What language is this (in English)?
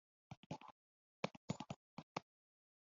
Kinyarwanda